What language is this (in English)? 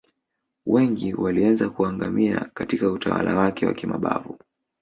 Swahili